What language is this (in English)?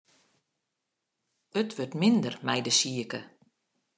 Western Frisian